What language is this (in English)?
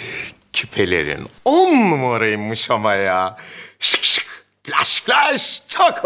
Turkish